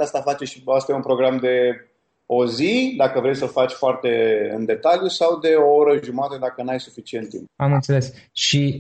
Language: Romanian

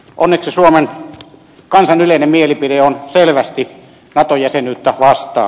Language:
Finnish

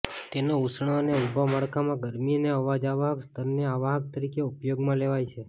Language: Gujarati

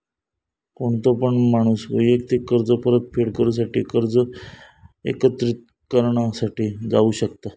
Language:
Marathi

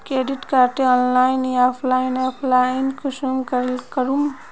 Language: Magahi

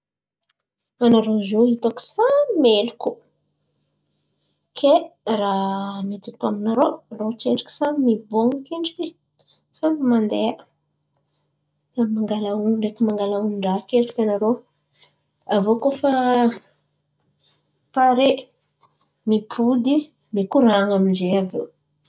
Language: Antankarana Malagasy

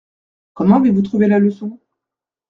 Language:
French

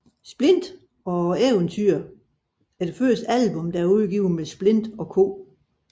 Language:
Danish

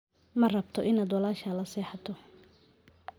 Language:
Somali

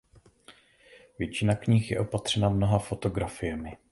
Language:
Czech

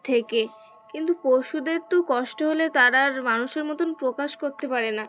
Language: Bangla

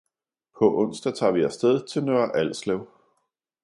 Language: Danish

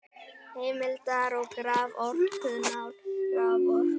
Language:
Icelandic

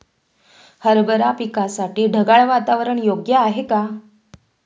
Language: Marathi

